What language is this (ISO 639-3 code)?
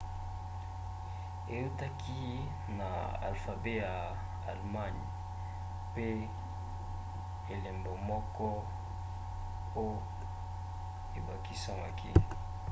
lin